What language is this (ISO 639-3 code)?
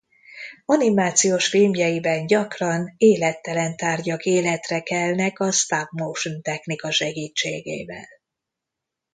hun